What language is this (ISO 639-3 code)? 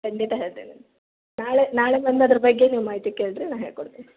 kan